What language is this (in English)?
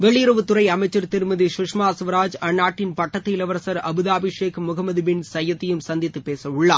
Tamil